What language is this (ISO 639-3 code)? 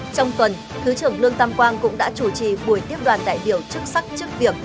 vie